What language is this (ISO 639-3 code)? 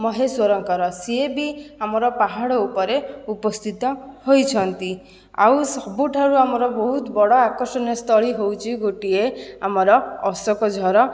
ori